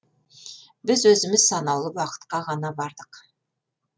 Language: Kazakh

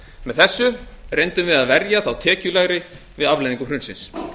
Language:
Icelandic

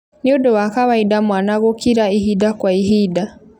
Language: Kikuyu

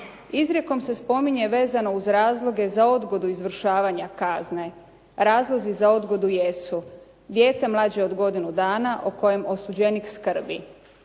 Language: Croatian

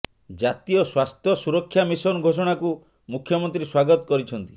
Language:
Odia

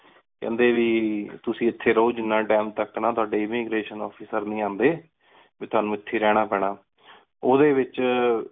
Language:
Punjabi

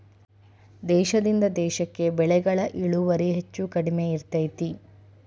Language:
Kannada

